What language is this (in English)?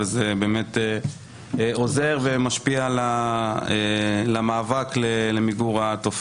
Hebrew